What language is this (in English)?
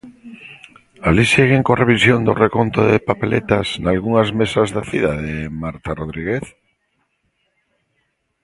Galician